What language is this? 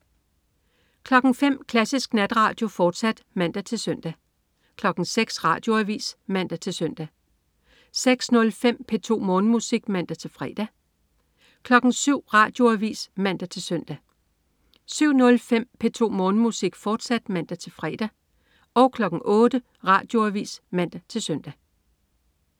Danish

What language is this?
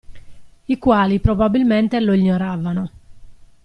Italian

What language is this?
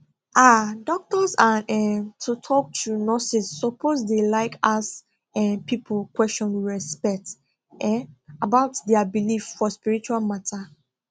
Nigerian Pidgin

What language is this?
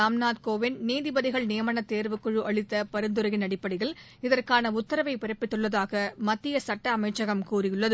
Tamil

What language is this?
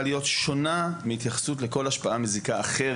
Hebrew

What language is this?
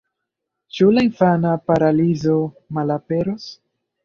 Esperanto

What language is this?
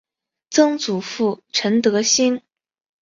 Chinese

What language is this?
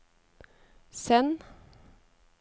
Norwegian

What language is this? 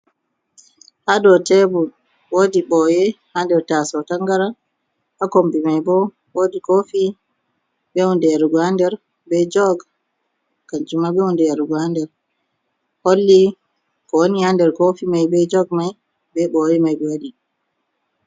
Fula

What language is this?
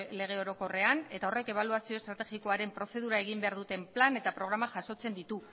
Basque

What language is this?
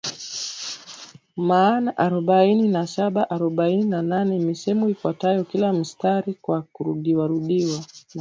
Swahili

